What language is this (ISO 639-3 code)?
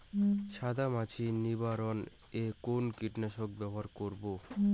ben